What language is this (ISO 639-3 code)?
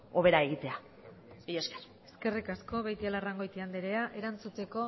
eus